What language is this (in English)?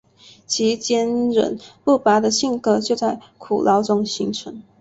Chinese